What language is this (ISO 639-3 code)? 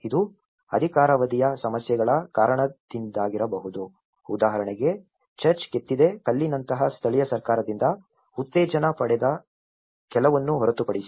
kan